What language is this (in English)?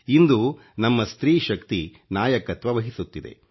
Kannada